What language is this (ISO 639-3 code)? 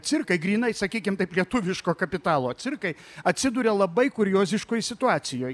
lit